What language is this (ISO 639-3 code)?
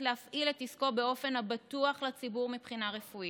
heb